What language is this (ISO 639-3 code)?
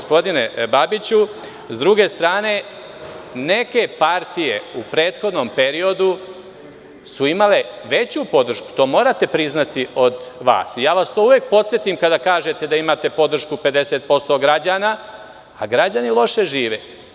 srp